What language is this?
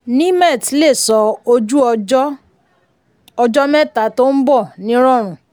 Yoruba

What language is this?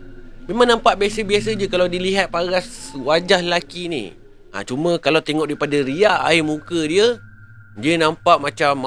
Malay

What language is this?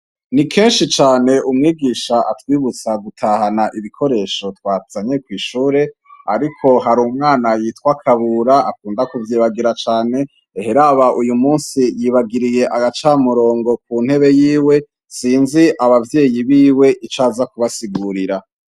Rundi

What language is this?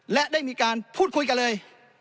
Thai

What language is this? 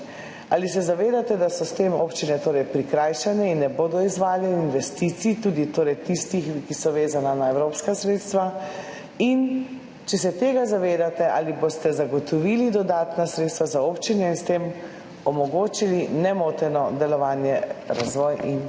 Slovenian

